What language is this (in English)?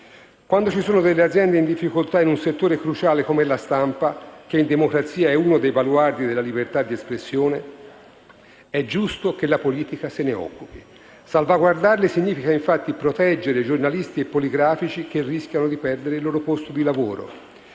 Italian